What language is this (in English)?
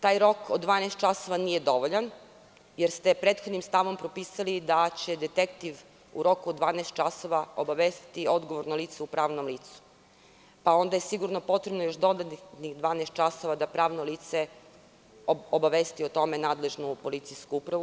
Serbian